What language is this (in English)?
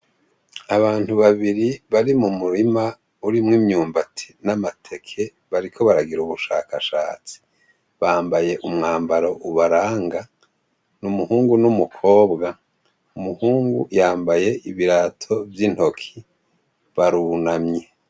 Rundi